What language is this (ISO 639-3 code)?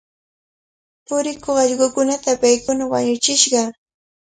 qvl